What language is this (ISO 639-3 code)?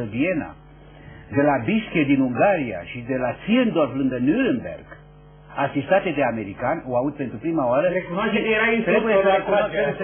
ron